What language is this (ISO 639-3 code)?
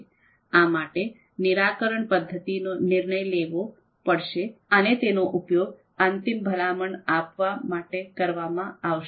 guj